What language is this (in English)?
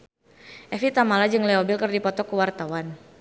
Sundanese